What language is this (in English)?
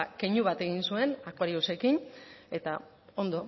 Basque